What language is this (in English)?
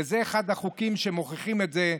Hebrew